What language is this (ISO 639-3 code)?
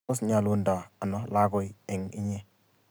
kln